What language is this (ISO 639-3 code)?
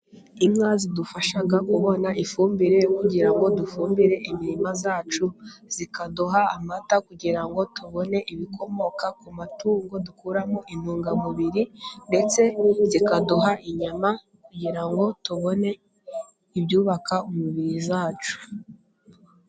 kin